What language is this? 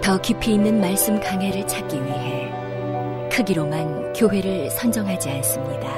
Korean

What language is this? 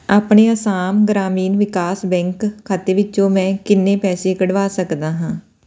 Punjabi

